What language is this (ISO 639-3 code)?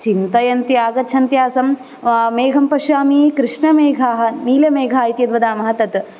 san